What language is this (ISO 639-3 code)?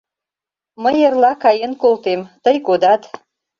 chm